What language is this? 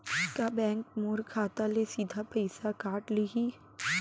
Chhattisgarhi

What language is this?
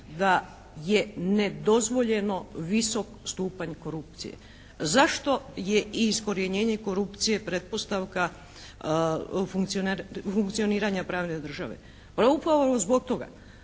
Croatian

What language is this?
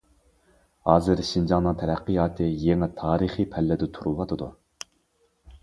Uyghur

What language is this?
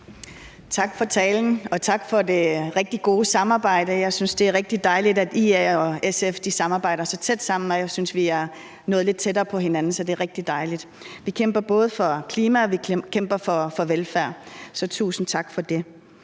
Danish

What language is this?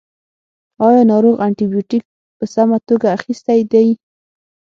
Pashto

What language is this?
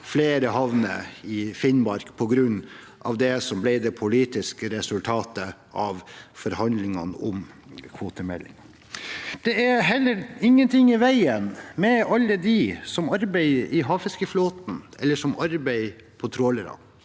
Norwegian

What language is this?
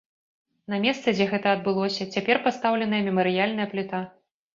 Belarusian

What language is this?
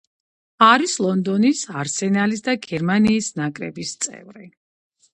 Georgian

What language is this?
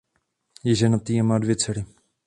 Czech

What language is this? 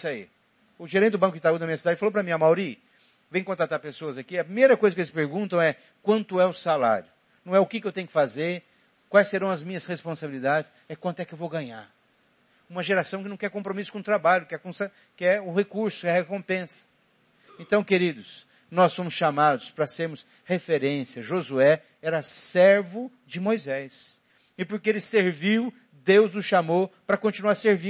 Portuguese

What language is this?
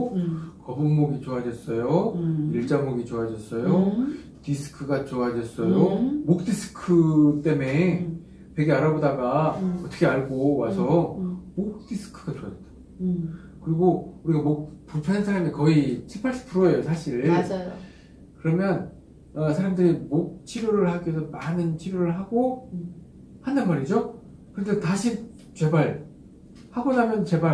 Korean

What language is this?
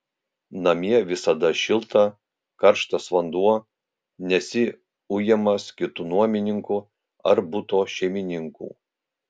Lithuanian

